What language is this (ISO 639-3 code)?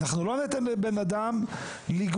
heb